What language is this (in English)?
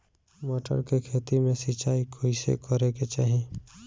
Bhojpuri